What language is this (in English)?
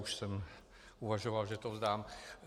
Czech